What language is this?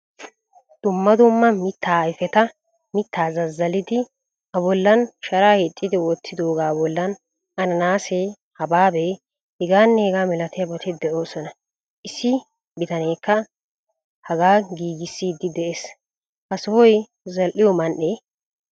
Wolaytta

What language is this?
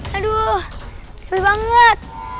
Indonesian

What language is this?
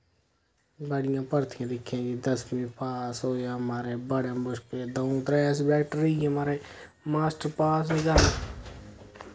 Dogri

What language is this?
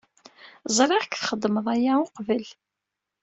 Kabyle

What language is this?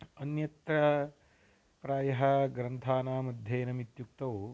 Sanskrit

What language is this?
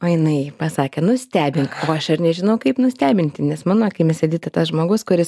Lithuanian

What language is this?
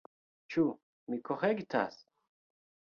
Esperanto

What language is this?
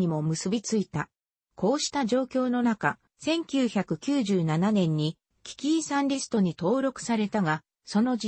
Japanese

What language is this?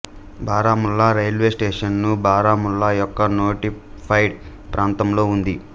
Telugu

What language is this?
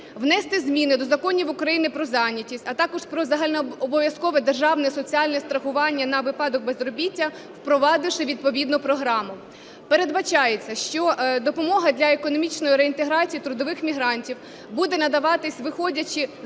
Ukrainian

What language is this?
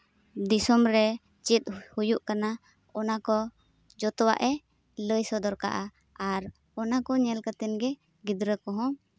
Santali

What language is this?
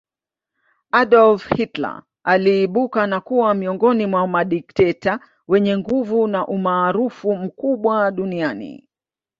Swahili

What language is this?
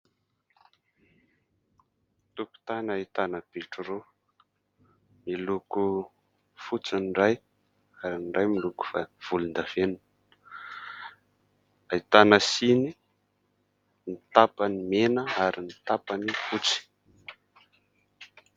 Malagasy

